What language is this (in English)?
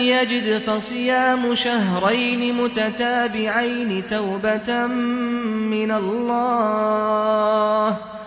Arabic